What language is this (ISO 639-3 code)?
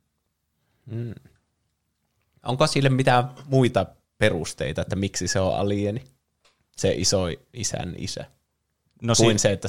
fin